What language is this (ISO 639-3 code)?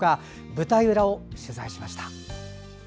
jpn